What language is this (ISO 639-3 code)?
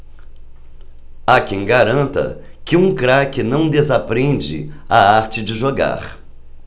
por